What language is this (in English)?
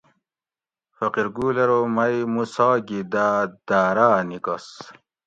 Gawri